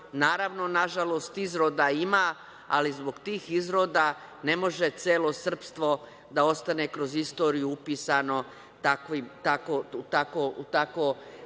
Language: Serbian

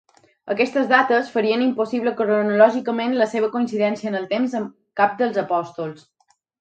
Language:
Catalan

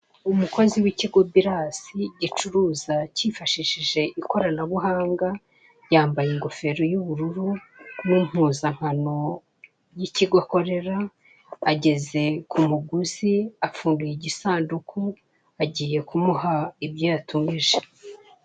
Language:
Kinyarwanda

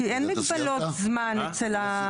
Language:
Hebrew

